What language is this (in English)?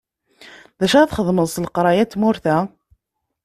Kabyle